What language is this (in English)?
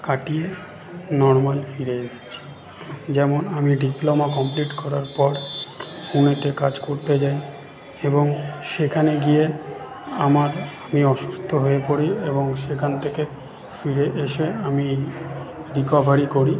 Bangla